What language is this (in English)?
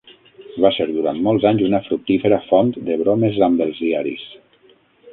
Catalan